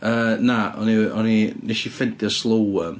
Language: Welsh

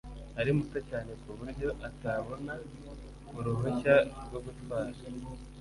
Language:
Kinyarwanda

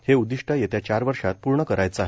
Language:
Marathi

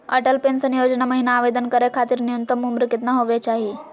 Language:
Magahi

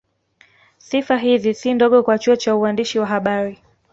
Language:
Swahili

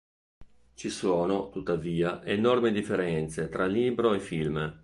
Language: Italian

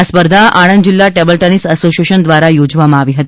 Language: Gujarati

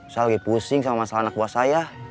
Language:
Indonesian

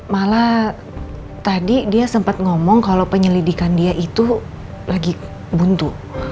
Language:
Indonesian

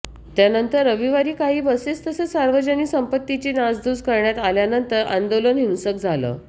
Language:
Marathi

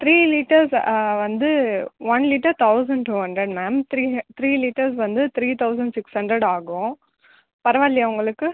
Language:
Tamil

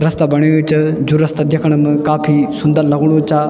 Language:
Garhwali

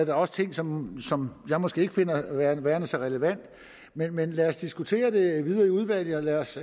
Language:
Danish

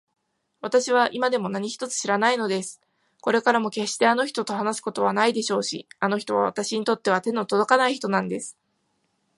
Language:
Japanese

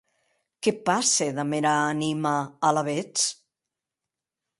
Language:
Occitan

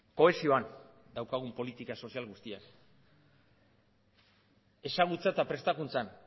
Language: Basque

